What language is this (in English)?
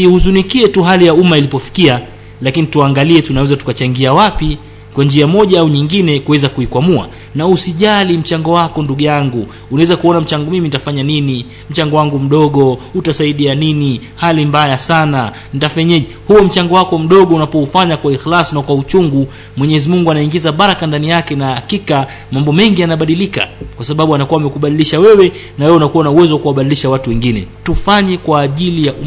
Swahili